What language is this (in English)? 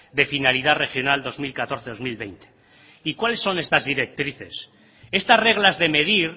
Spanish